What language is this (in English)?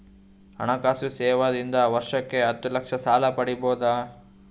Kannada